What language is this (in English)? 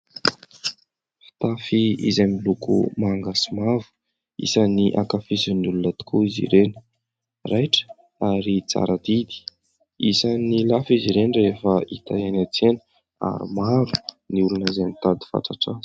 Malagasy